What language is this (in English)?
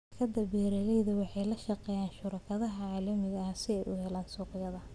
Somali